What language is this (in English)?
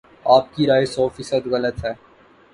Urdu